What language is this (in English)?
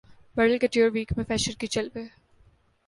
Urdu